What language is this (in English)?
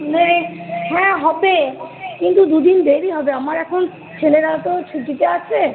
Bangla